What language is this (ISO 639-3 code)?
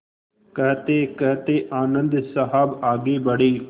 hin